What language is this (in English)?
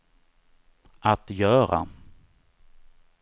Swedish